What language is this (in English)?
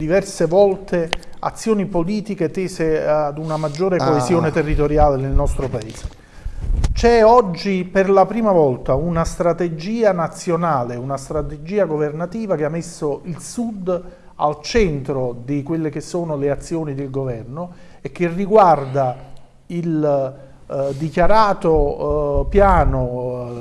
Italian